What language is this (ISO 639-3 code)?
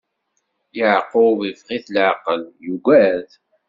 kab